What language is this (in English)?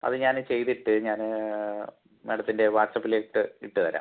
Malayalam